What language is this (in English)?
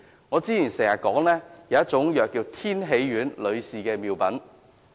Cantonese